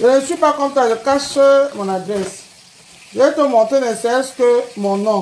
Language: French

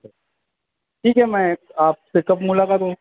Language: Urdu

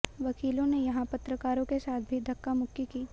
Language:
Hindi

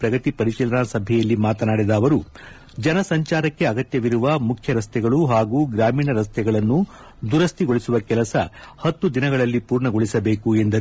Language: Kannada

